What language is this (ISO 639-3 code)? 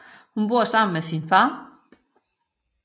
dan